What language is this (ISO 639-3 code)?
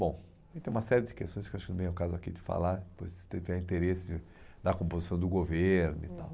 por